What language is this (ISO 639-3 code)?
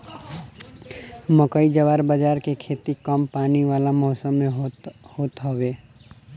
bho